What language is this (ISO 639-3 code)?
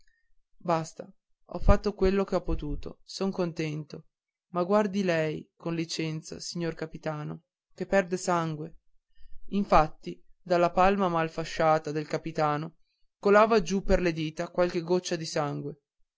ita